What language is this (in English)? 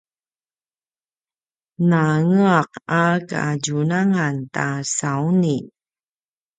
Paiwan